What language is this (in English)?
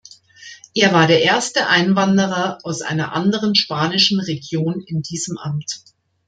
German